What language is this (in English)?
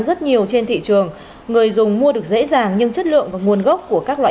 Vietnamese